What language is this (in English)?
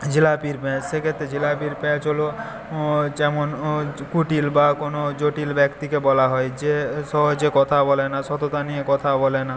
Bangla